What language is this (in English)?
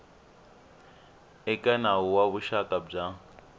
Tsonga